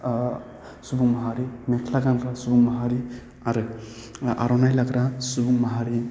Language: Bodo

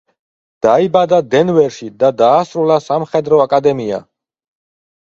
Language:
Georgian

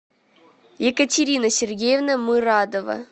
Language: Russian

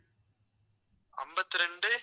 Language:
Tamil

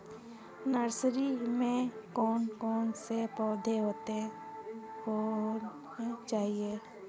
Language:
Hindi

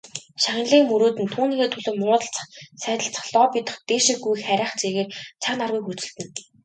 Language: Mongolian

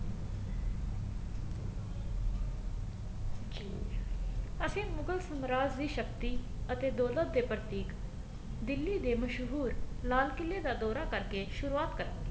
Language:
Punjabi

